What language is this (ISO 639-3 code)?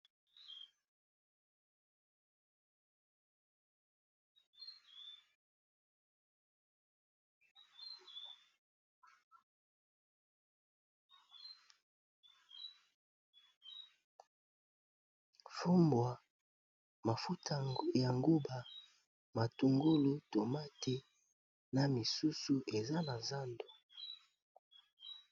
lin